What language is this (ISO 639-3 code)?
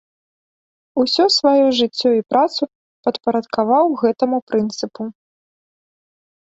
bel